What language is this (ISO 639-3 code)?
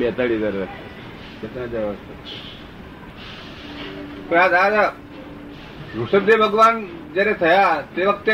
guj